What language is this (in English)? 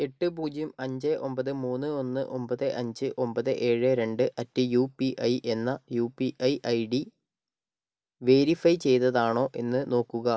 Malayalam